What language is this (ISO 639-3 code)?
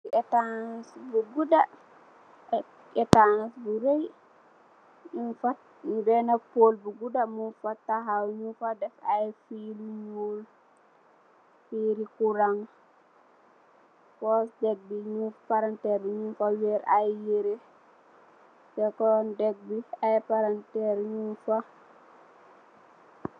wol